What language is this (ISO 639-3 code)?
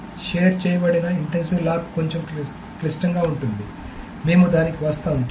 tel